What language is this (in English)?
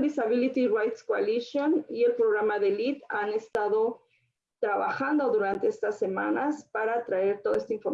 Spanish